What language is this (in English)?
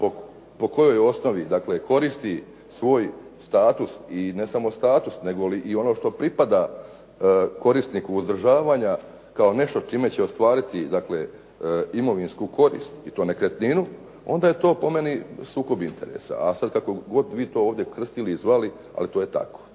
Croatian